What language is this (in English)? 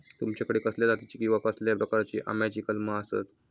Marathi